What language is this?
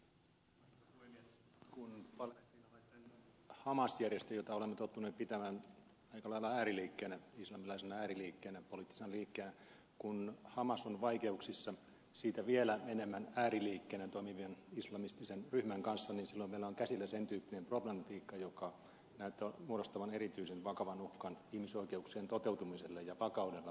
Finnish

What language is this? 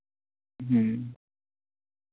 Santali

